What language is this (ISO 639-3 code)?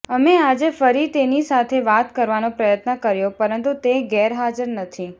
guj